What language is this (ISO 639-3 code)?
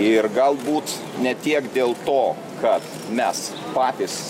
lit